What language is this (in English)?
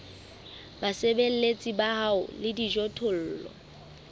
Southern Sotho